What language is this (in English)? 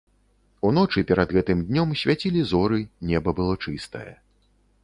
Belarusian